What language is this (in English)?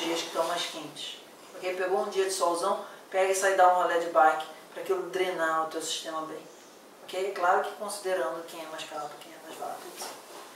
Portuguese